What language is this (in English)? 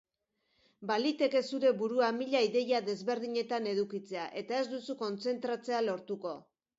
Basque